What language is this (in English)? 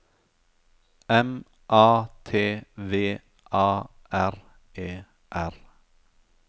Norwegian